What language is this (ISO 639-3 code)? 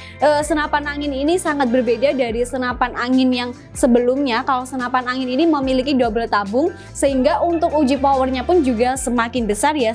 ind